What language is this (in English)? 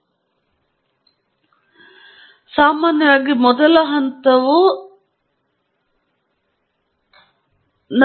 Kannada